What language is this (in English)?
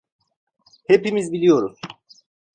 Turkish